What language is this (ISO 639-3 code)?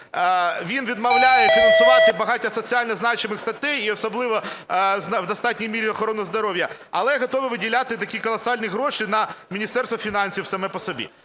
ukr